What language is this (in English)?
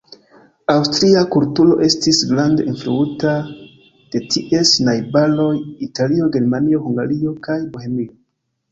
Esperanto